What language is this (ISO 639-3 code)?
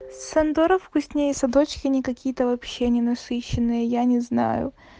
rus